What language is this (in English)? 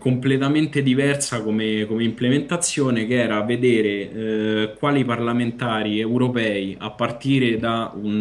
Italian